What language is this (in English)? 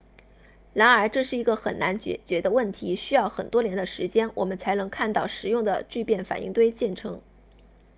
Chinese